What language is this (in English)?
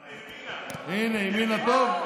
Hebrew